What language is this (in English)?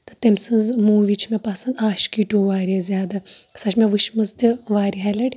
Kashmiri